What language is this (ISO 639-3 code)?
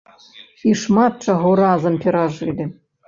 bel